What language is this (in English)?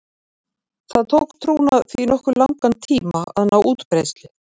Icelandic